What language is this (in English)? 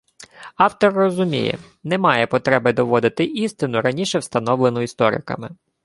Ukrainian